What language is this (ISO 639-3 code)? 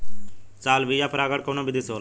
bho